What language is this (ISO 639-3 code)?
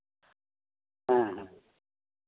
sat